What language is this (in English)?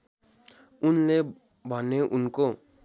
Nepali